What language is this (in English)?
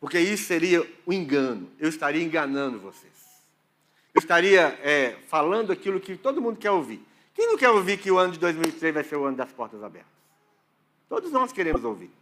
Portuguese